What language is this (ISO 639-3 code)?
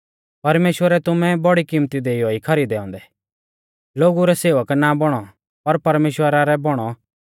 bfz